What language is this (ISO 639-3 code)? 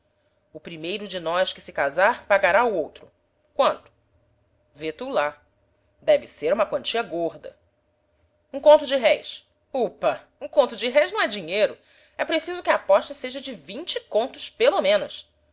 por